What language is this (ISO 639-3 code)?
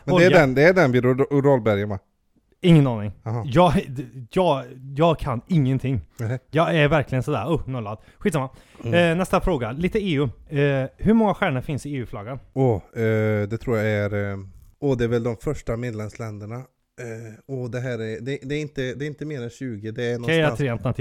swe